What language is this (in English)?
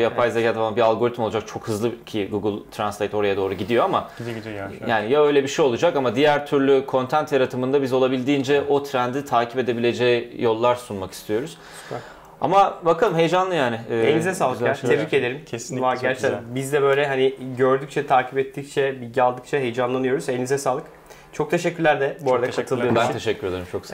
Turkish